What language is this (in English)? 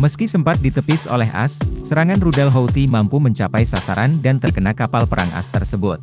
Indonesian